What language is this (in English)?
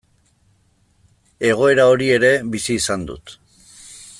Basque